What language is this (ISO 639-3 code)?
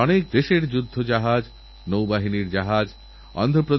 ben